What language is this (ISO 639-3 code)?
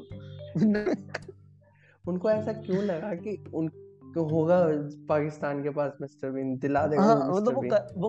hin